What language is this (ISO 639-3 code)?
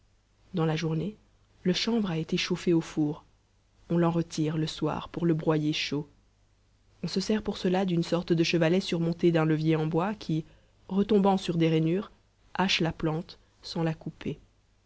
fra